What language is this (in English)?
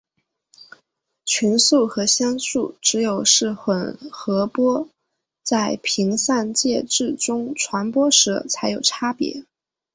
Chinese